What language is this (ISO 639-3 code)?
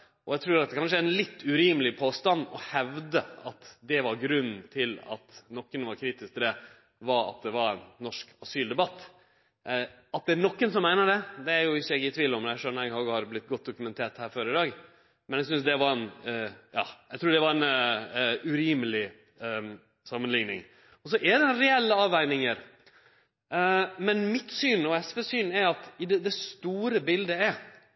nno